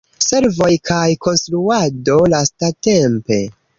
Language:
Esperanto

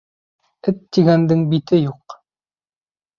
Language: Bashkir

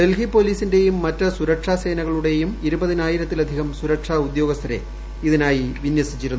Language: Malayalam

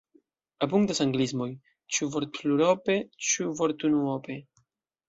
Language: Esperanto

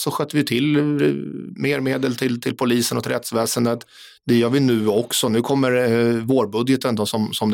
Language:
Swedish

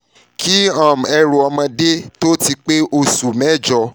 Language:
Yoruba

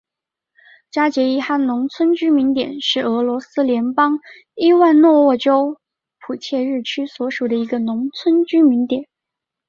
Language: Chinese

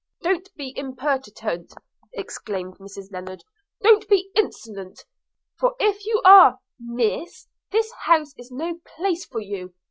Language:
English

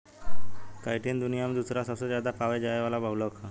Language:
Bhojpuri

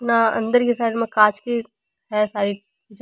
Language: Rajasthani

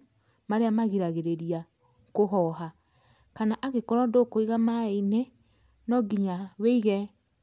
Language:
Kikuyu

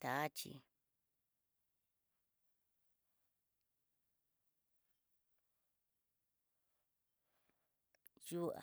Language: Tidaá Mixtec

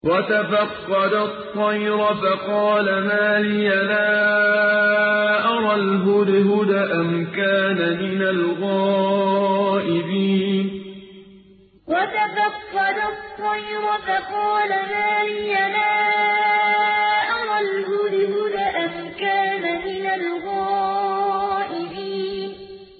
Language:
Arabic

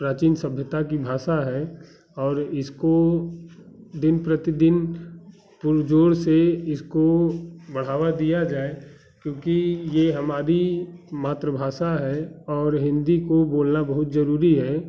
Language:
Hindi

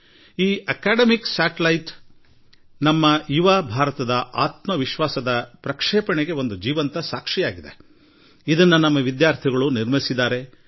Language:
Kannada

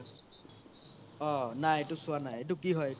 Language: Assamese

